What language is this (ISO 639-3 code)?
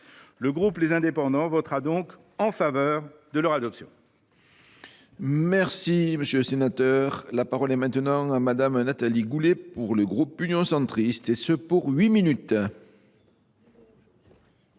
fra